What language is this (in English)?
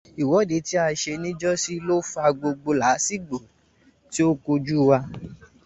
Yoruba